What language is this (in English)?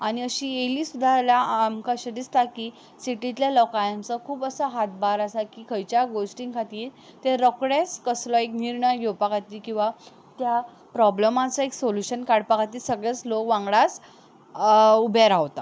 Konkani